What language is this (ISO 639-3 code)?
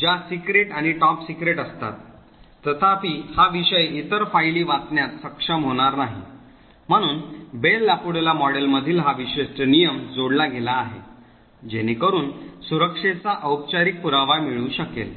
mar